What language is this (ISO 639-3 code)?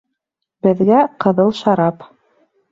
bak